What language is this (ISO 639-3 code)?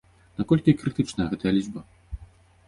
bel